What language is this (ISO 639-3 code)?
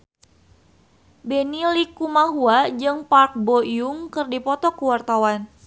sun